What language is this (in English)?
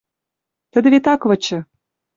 Western Mari